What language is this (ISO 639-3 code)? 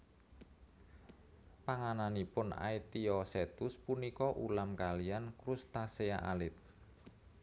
jav